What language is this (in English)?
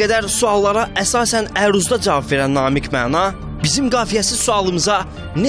Turkish